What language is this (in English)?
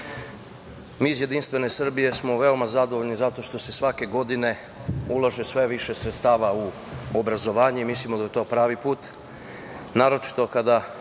Serbian